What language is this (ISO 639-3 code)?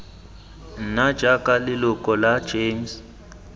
tsn